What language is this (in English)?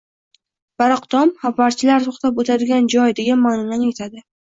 Uzbek